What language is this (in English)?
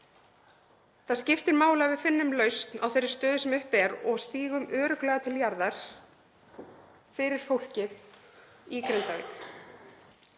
Icelandic